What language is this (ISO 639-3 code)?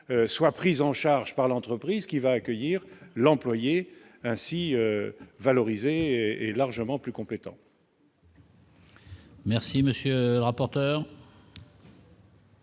fra